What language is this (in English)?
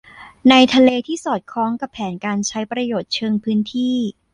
Thai